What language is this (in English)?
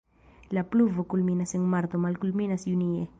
Esperanto